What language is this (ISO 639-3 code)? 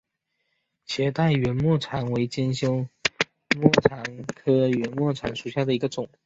zho